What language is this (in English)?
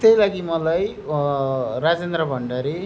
Nepali